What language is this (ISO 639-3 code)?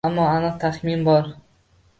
uzb